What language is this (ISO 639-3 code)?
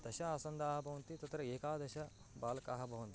san